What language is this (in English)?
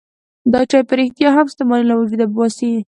Pashto